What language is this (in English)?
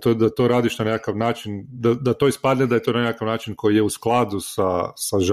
Croatian